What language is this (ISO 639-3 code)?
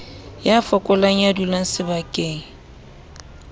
sot